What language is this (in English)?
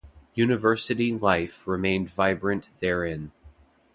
English